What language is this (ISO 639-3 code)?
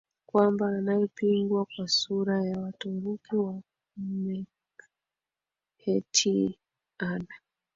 swa